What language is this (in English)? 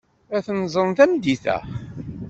Kabyle